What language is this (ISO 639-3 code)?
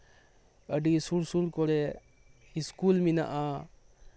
sat